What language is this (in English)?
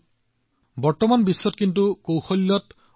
Assamese